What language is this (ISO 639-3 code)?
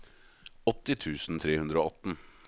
nor